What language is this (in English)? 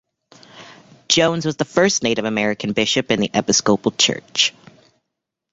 English